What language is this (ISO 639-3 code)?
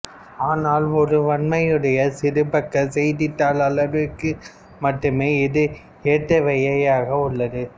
tam